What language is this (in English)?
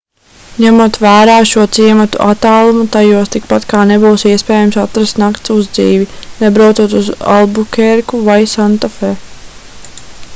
Latvian